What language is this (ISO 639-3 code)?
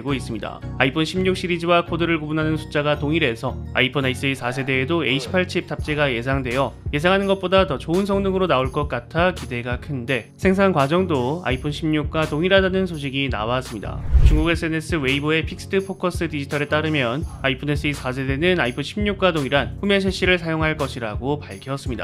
kor